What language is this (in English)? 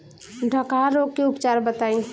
Bhojpuri